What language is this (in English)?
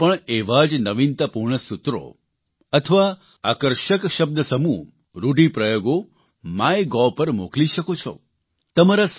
Gujarati